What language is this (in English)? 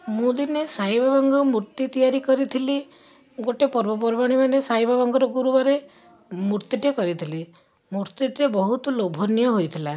Odia